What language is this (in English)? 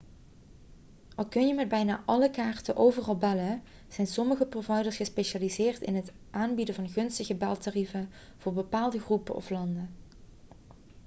Dutch